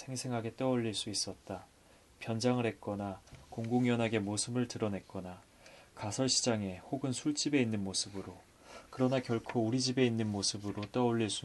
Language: Korean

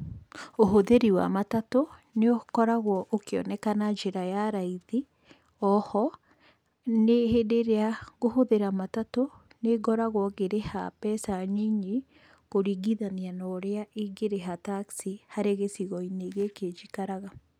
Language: Kikuyu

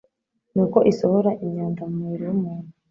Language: Kinyarwanda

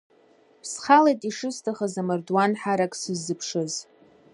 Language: Abkhazian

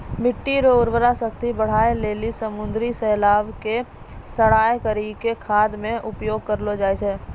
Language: Maithili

